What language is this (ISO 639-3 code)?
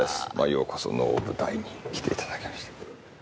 jpn